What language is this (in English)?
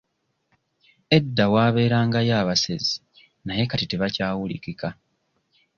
Ganda